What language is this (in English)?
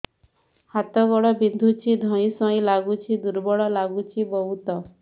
Odia